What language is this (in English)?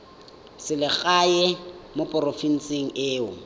Tswana